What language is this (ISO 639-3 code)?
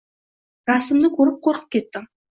uzb